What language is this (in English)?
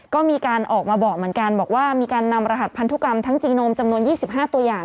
Thai